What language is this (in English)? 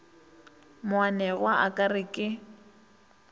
Northern Sotho